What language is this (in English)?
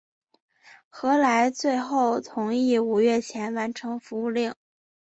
Chinese